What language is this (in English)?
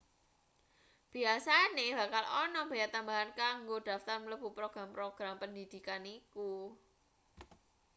Javanese